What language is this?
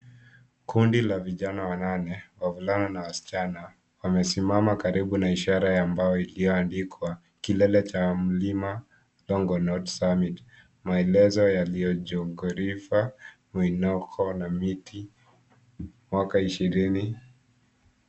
Swahili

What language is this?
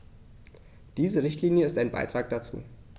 German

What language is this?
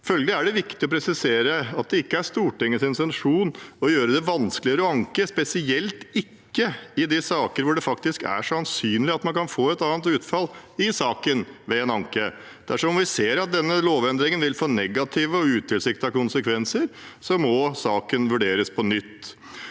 Norwegian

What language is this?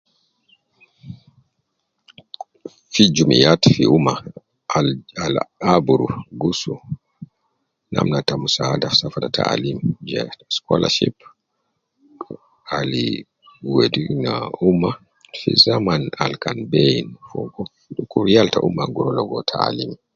Nubi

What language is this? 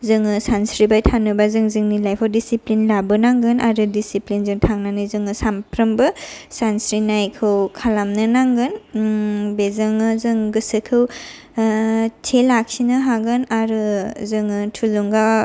Bodo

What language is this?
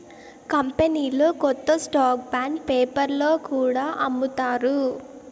Telugu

